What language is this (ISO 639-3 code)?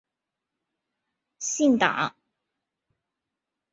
zho